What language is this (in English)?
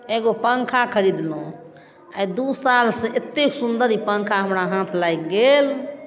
Maithili